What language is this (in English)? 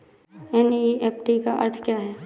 Hindi